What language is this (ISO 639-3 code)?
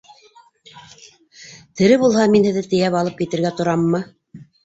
bak